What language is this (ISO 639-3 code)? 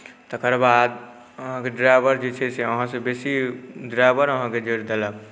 mai